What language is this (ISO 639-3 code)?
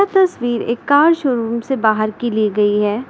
hin